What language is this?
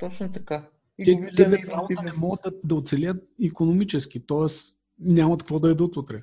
Bulgarian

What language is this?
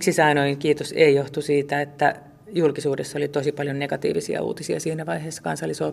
Finnish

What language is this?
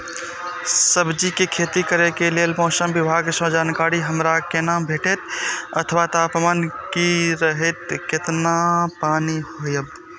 Maithili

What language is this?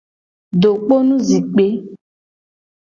Gen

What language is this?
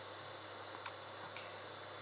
English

